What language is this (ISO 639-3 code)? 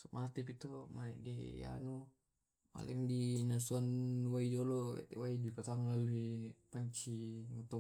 rob